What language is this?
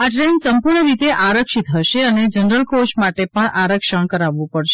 Gujarati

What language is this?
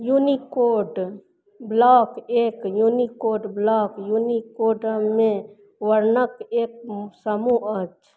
Maithili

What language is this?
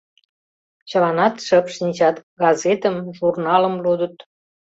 Mari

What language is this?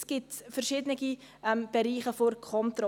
Swiss German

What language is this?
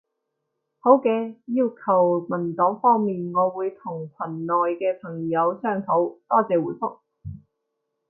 Cantonese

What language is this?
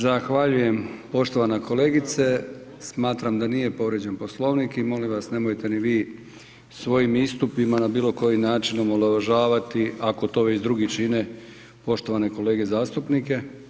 Croatian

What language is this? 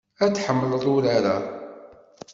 Kabyle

